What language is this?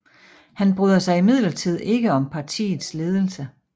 Danish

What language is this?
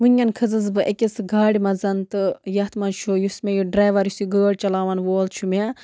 Kashmiri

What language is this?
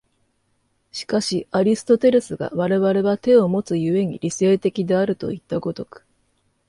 Japanese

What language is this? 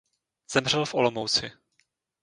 Czech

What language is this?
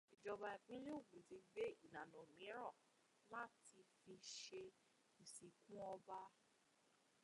Yoruba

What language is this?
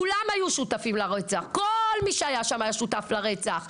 Hebrew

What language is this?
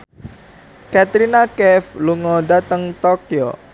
Javanese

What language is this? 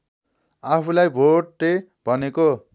Nepali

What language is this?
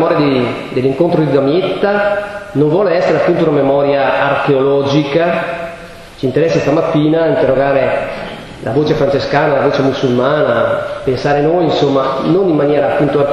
Italian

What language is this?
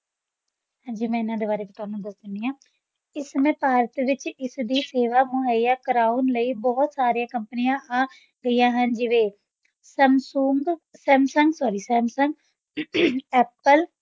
Punjabi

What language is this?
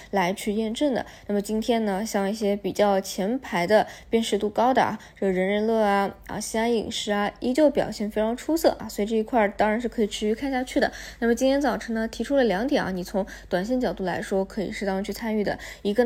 Chinese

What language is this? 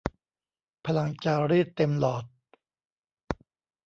Thai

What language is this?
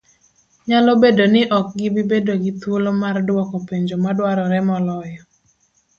Luo (Kenya and Tanzania)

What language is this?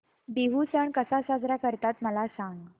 Marathi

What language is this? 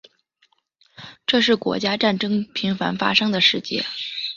Chinese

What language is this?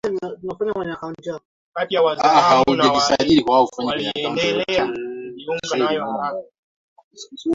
Swahili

